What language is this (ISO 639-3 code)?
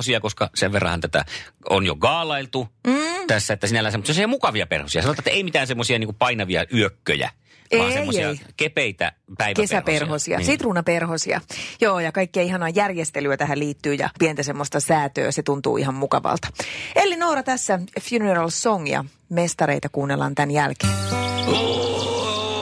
fin